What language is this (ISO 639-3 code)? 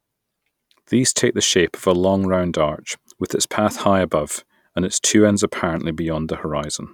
eng